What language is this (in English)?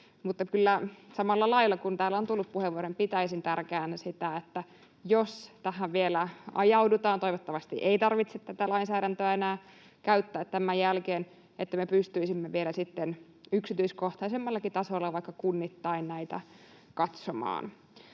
Finnish